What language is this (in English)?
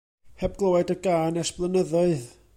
Welsh